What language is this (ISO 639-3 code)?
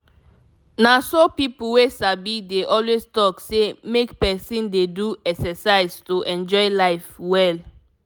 pcm